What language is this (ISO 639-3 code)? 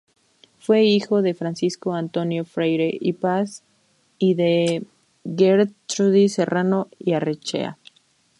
spa